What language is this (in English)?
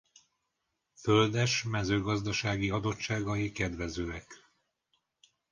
Hungarian